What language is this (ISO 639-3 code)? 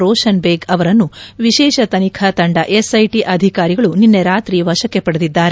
kan